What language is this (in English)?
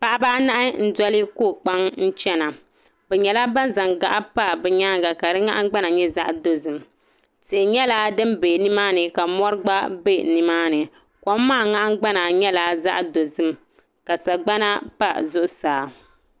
Dagbani